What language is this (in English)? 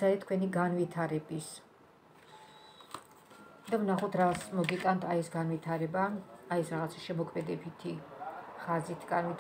Romanian